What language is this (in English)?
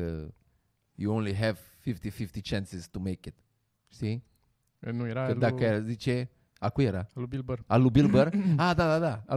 Romanian